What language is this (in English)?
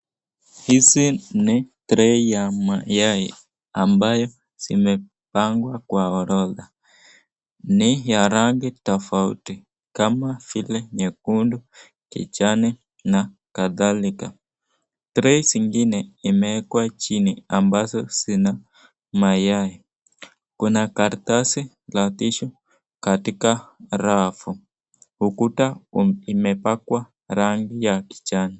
Swahili